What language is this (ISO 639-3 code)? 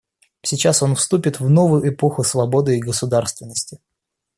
rus